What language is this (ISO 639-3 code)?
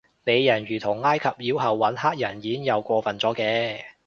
yue